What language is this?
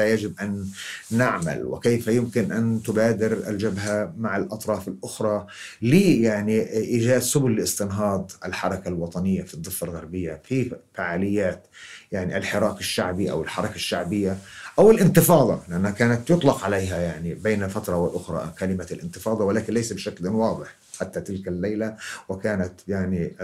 Arabic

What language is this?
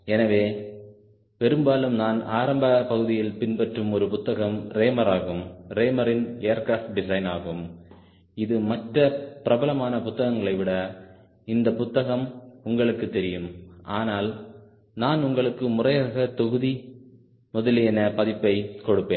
Tamil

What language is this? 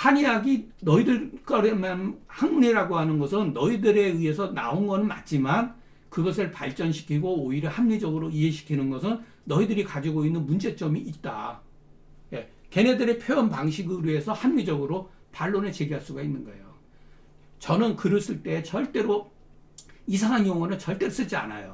Korean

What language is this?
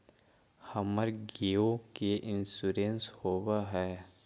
Magahi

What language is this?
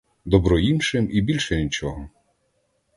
Ukrainian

